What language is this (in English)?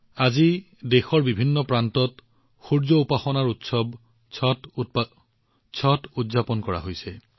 Assamese